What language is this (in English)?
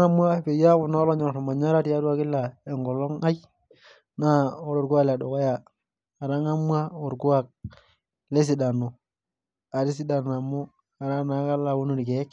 Masai